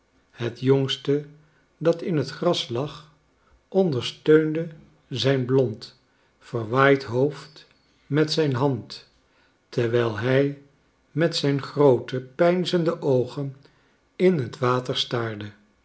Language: Dutch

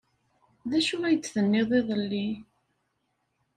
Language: Kabyle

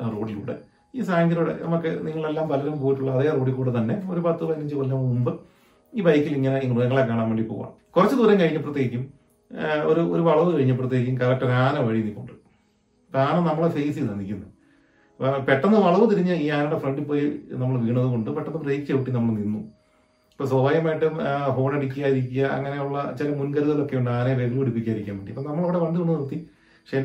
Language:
Malayalam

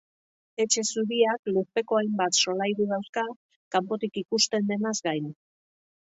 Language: Basque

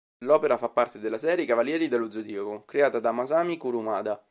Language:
Italian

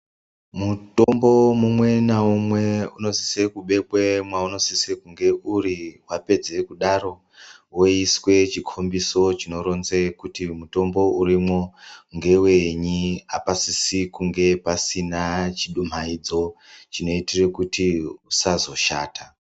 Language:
Ndau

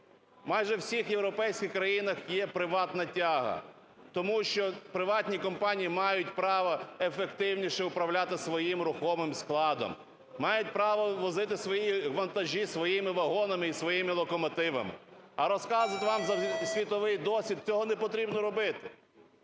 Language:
Ukrainian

